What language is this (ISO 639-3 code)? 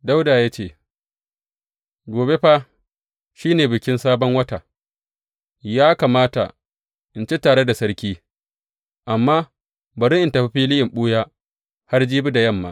hau